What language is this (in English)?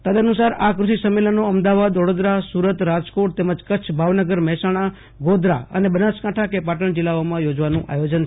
Gujarati